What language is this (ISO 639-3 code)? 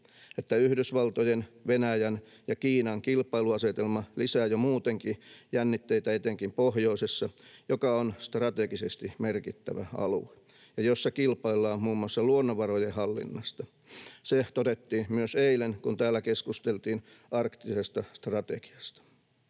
fin